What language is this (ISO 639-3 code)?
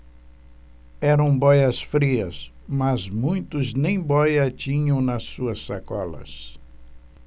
por